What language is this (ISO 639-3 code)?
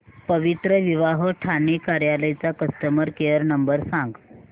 mar